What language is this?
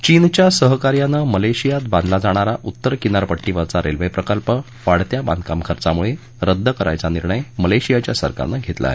Marathi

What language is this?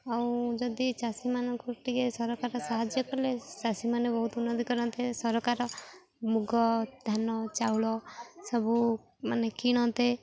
Odia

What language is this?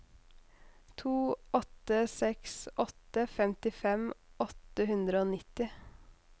Norwegian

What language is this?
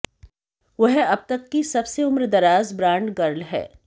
Hindi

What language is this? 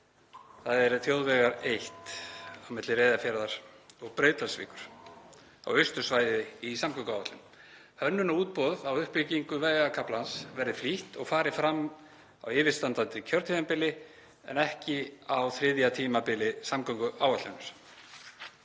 Icelandic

